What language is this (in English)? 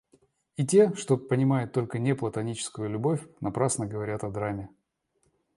Russian